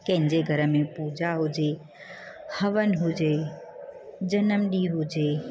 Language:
Sindhi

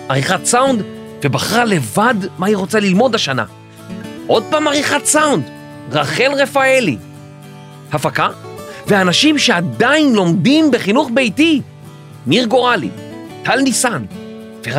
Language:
Hebrew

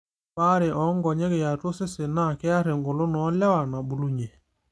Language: Masai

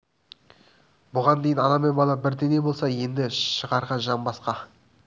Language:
Kazakh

